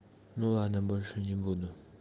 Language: Russian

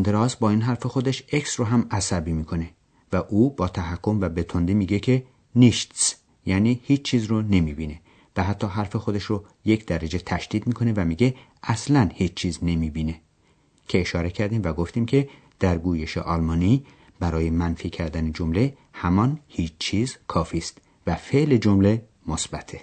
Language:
Persian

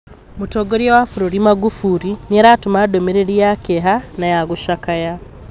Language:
Kikuyu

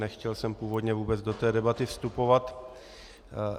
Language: Czech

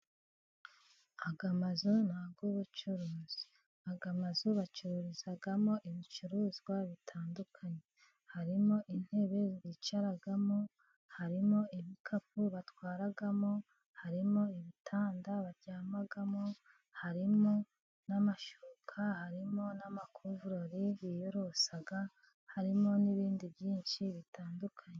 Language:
Kinyarwanda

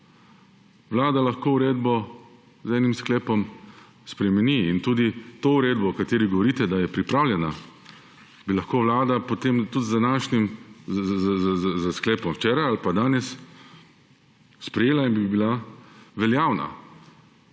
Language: Slovenian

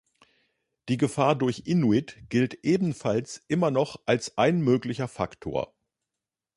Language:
German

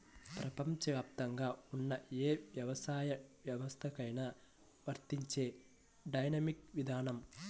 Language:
Telugu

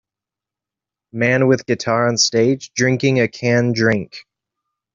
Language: English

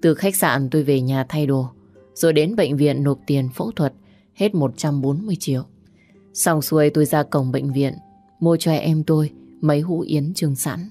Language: Vietnamese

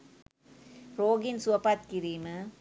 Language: Sinhala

